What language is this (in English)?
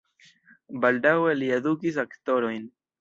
Esperanto